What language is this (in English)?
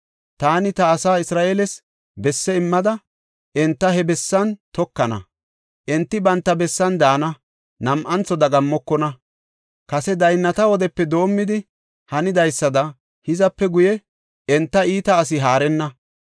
Gofa